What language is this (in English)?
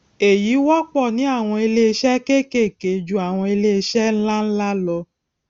Yoruba